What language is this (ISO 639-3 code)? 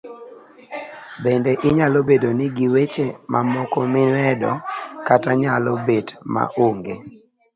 luo